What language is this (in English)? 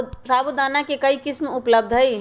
Magahi